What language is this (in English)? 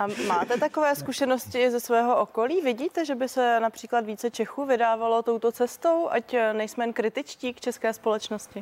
Czech